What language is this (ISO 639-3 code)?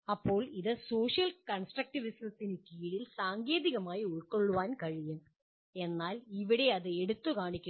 mal